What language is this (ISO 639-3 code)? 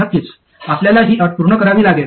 mar